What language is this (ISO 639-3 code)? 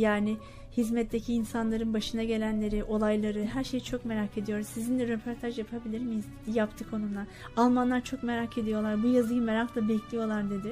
tur